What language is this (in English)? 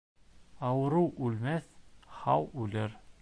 Bashkir